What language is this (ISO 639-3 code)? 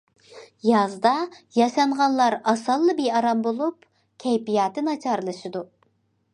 uig